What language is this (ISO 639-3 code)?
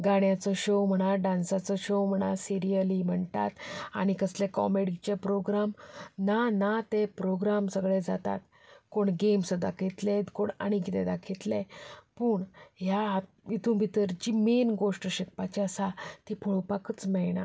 kok